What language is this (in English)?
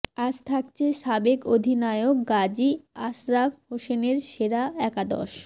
Bangla